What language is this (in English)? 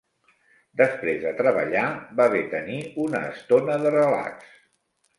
Catalan